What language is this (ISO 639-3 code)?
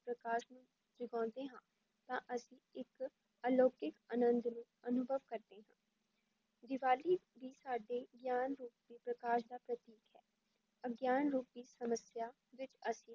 pan